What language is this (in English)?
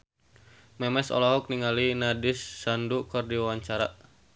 Sundanese